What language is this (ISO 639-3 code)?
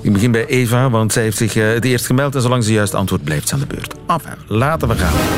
nld